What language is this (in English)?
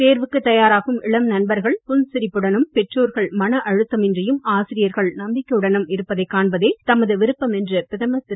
Tamil